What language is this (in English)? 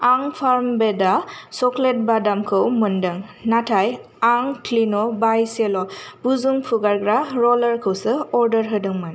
Bodo